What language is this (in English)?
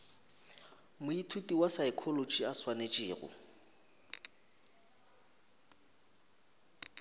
Northern Sotho